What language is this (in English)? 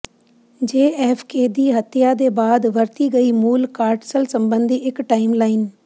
Punjabi